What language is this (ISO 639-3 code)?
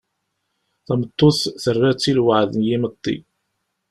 kab